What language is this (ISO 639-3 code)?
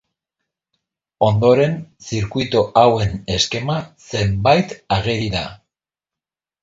eus